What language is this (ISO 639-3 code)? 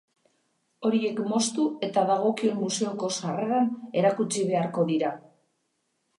eus